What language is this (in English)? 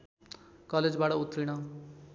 Nepali